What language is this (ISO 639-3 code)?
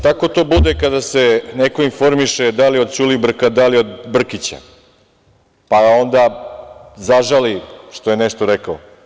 srp